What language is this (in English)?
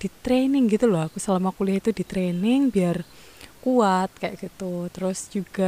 Indonesian